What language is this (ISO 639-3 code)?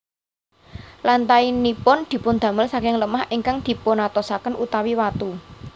jav